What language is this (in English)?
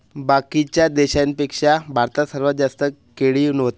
Marathi